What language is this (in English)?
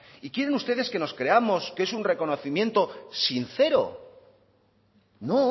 Spanish